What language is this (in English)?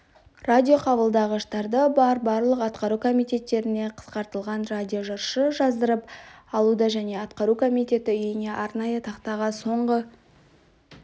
Kazakh